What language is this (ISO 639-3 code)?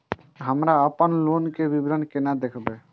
mai